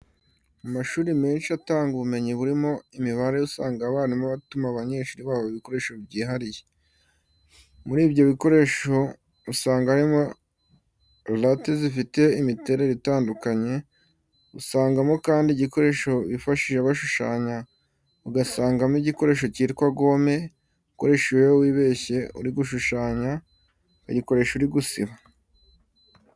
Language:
Kinyarwanda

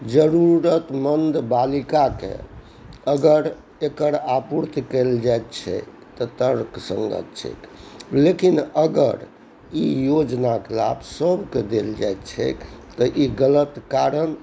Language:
Maithili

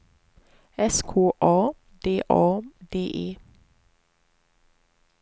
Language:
Swedish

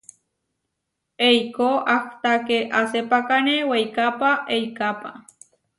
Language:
Huarijio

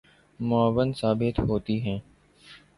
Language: Urdu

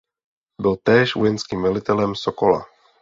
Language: Czech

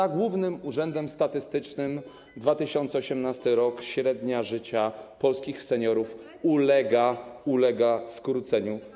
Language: Polish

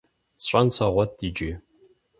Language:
Kabardian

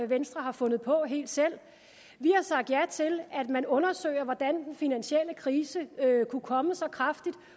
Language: Danish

